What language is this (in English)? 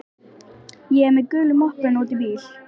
Icelandic